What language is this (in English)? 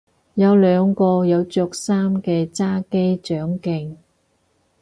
Cantonese